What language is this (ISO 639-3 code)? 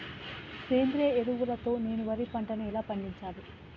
tel